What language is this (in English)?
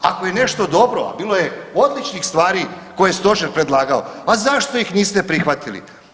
Croatian